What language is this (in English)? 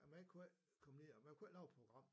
Danish